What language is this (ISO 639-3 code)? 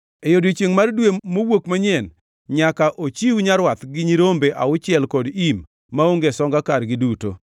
luo